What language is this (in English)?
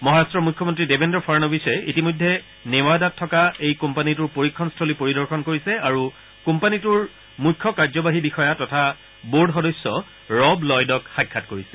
Assamese